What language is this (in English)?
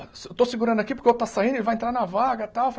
Portuguese